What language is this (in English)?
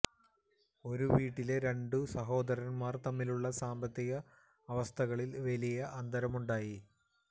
Malayalam